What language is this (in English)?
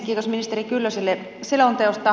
Finnish